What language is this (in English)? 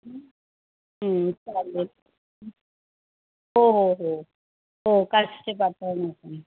Marathi